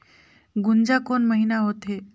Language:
Chhattisgarhi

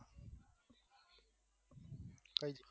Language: Gujarati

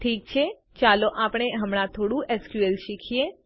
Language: Gujarati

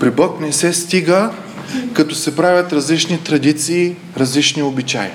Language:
Bulgarian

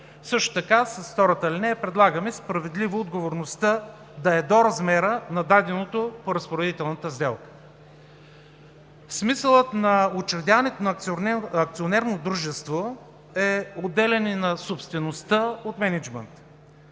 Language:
Bulgarian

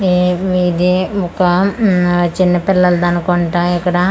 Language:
Telugu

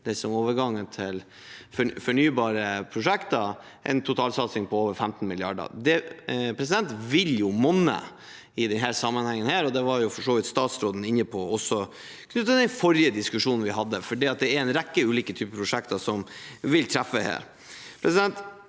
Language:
Norwegian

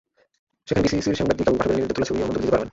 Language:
Bangla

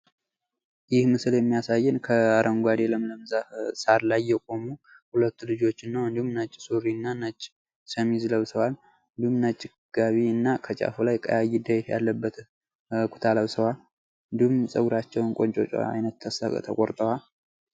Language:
Amharic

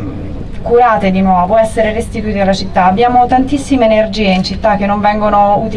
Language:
Italian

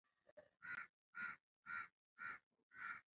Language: Swahili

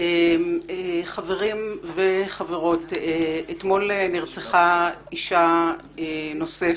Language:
Hebrew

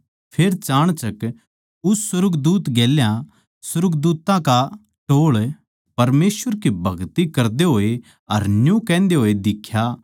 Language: Haryanvi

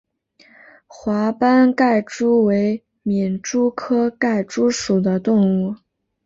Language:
Chinese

